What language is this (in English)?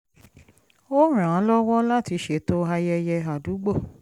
Yoruba